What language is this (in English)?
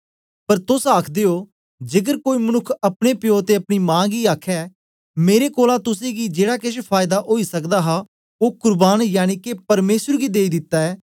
Dogri